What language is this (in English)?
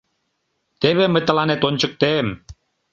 Mari